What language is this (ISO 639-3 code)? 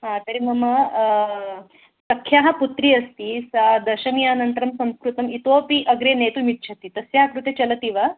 san